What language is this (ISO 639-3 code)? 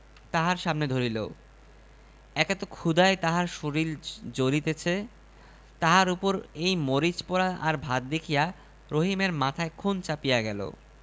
ben